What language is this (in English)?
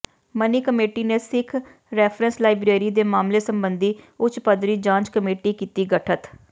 Punjabi